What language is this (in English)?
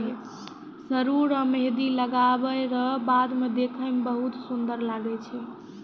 Maithili